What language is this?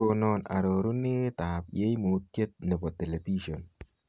Kalenjin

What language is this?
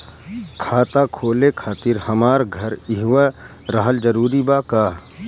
Bhojpuri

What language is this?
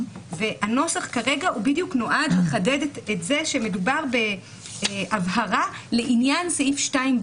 Hebrew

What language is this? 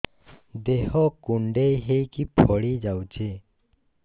Odia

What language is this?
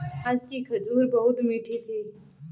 Hindi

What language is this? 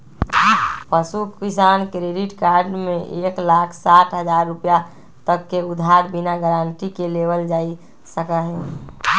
Magahi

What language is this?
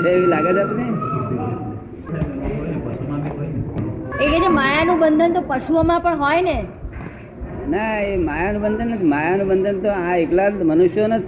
Gujarati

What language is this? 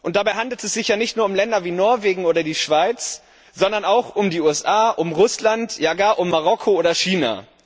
German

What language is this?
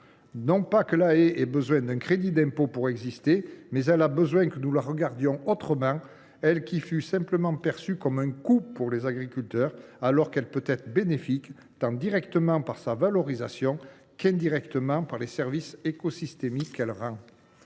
French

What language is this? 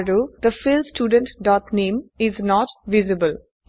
Assamese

